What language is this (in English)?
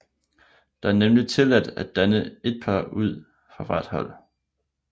Danish